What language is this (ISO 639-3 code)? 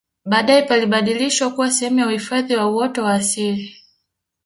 swa